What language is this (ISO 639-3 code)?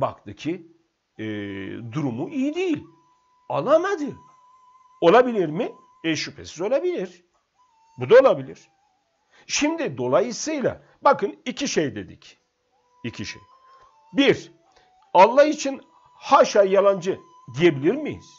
tur